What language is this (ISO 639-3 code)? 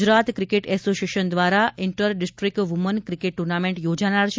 guj